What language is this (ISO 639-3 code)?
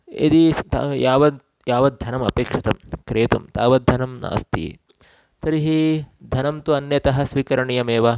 san